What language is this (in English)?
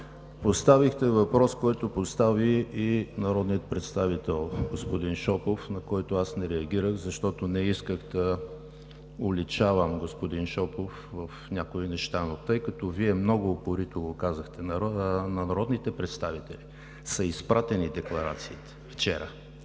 Bulgarian